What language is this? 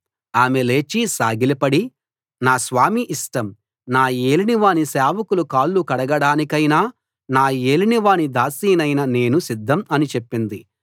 Telugu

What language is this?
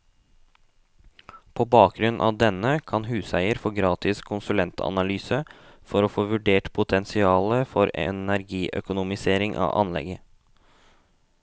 Norwegian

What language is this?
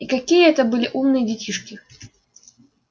Russian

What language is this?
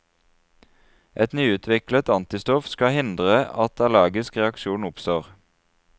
Norwegian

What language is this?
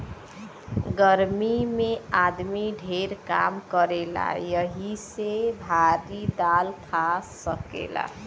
Bhojpuri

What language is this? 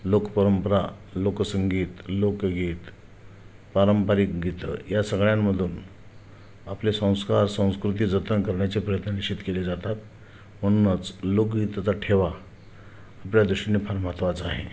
Marathi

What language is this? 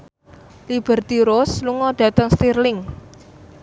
Javanese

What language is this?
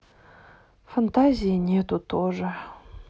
Russian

